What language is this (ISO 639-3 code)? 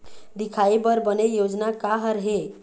hne